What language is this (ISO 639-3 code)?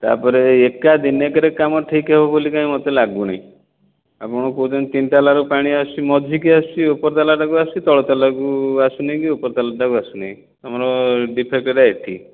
ori